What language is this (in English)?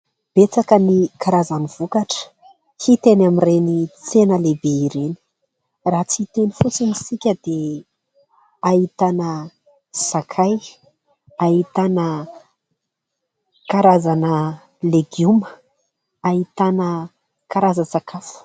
Malagasy